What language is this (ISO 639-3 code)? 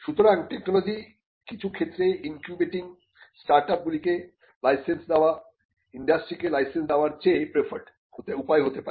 ben